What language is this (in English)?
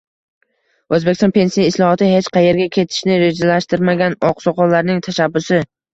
Uzbek